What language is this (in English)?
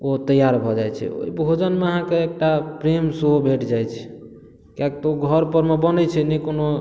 Maithili